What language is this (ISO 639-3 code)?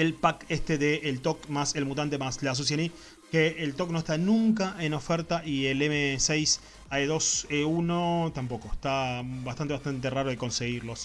spa